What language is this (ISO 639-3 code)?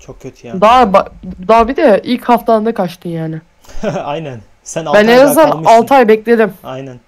tur